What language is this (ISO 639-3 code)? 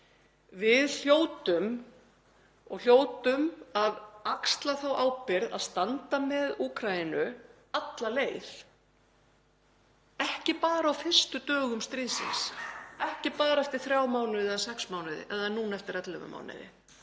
isl